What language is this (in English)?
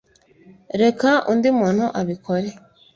Kinyarwanda